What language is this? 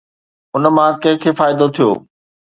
Sindhi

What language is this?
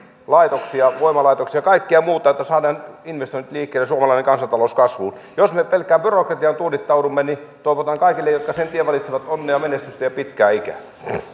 Finnish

